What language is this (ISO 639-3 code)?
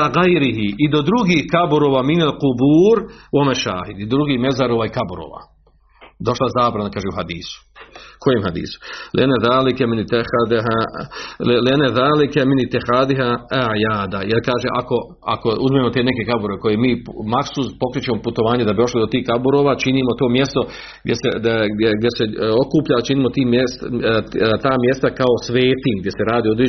hrv